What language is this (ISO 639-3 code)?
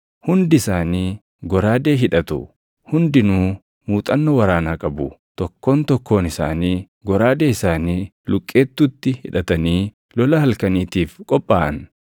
orm